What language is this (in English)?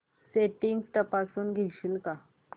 Marathi